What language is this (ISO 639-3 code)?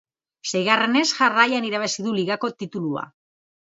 eus